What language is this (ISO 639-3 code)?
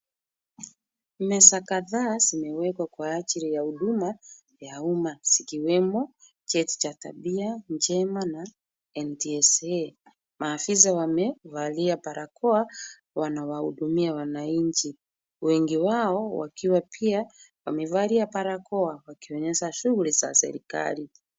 swa